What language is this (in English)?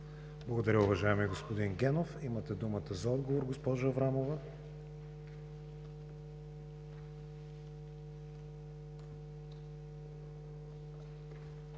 Bulgarian